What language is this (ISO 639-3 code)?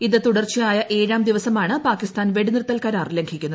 mal